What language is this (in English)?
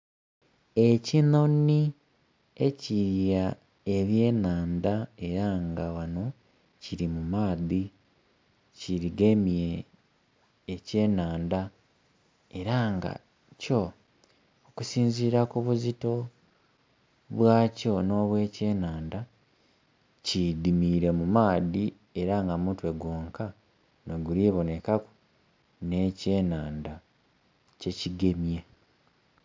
Soga